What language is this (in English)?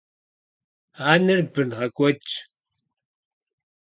Kabardian